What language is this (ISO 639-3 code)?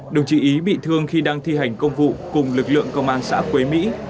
vie